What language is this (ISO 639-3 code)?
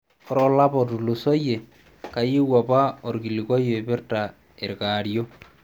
mas